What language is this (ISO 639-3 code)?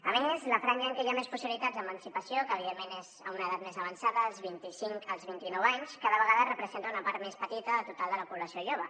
cat